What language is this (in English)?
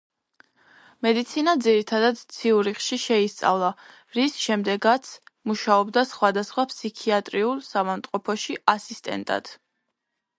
Georgian